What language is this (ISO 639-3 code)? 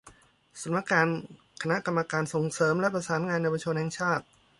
tha